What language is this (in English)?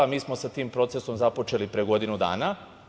Serbian